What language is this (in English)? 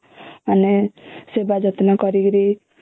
Odia